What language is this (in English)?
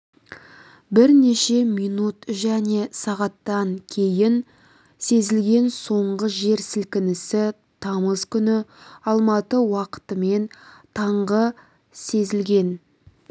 Kazakh